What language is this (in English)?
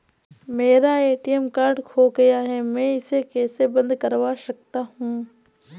Hindi